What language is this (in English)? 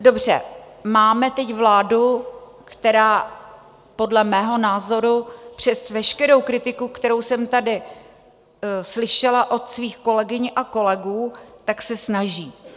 Czech